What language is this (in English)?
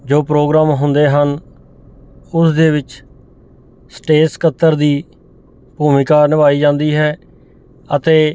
Punjabi